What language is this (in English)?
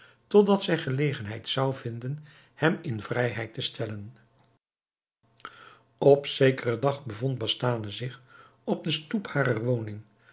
Dutch